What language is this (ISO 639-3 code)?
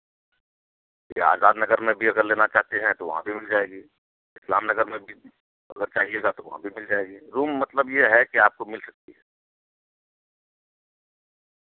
urd